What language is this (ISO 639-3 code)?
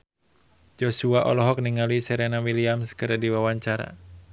sun